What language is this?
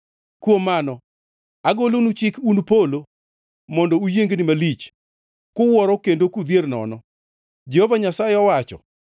Luo (Kenya and Tanzania)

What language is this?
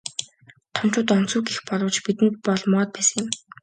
Mongolian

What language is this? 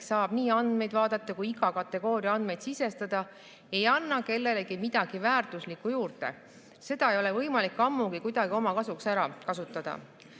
Estonian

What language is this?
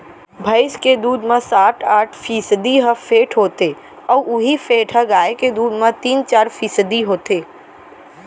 Chhattisgarhi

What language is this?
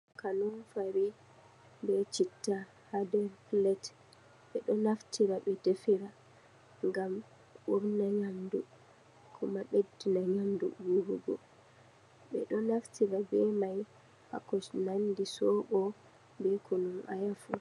Fula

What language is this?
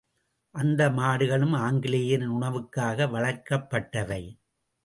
Tamil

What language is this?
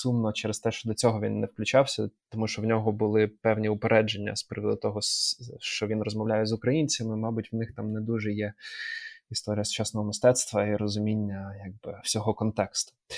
Ukrainian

